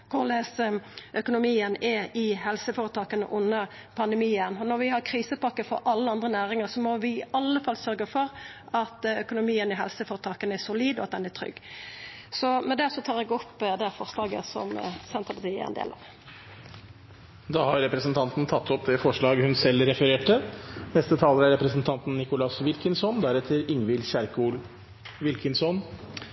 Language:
Norwegian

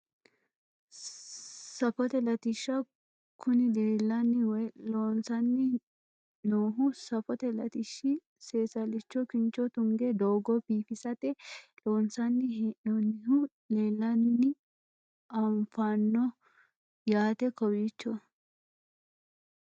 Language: Sidamo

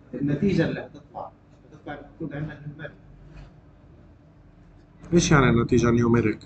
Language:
Arabic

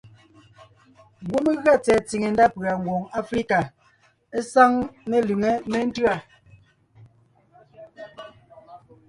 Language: Ngiemboon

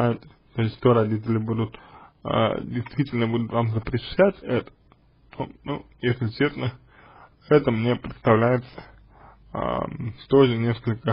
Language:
Russian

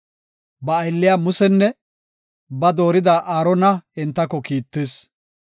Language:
Gofa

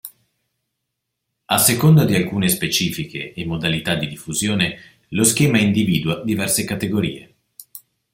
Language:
Italian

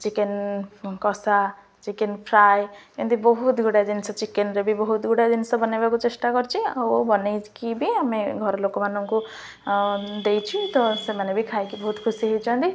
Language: Odia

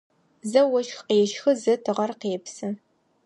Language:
Adyghe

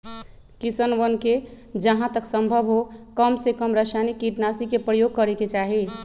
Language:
Magahi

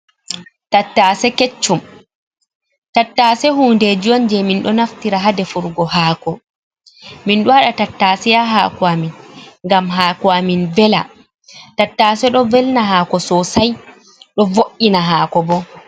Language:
Fula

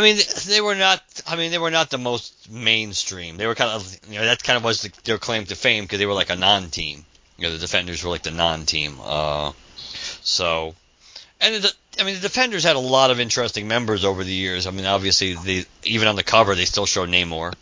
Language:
English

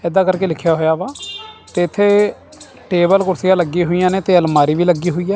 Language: Punjabi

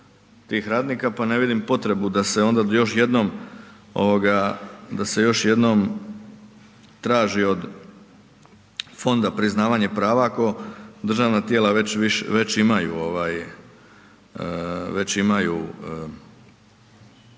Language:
Croatian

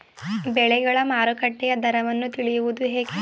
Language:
Kannada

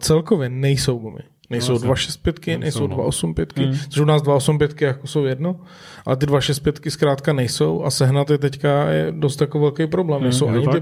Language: Czech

